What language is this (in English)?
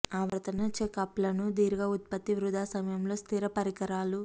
Telugu